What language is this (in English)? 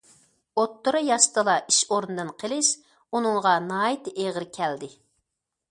Uyghur